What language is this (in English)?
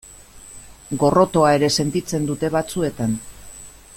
Basque